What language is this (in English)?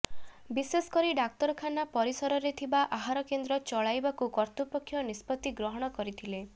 Odia